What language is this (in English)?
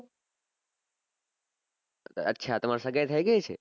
Gujarati